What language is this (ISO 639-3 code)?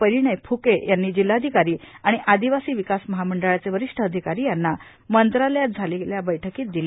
mar